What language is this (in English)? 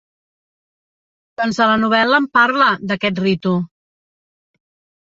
Catalan